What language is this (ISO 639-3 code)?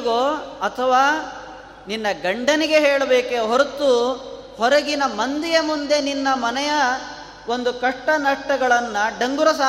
kan